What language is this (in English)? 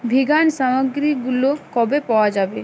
Bangla